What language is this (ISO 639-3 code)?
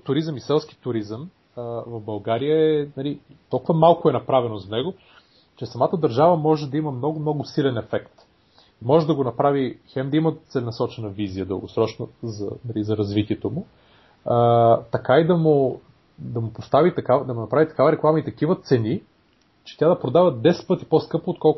bul